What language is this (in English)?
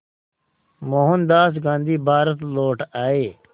Hindi